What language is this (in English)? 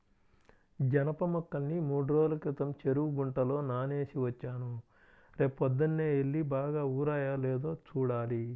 Telugu